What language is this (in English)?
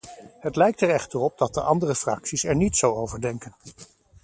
Dutch